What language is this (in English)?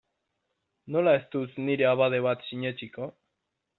Basque